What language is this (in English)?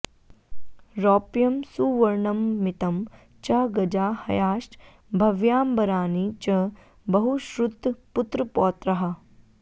Sanskrit